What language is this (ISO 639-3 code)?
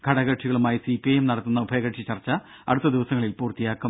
mal